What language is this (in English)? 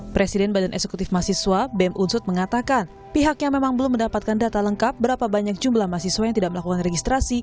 Indonesian